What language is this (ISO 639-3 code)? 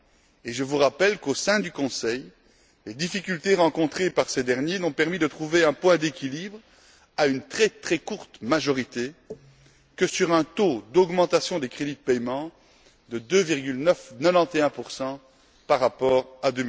fra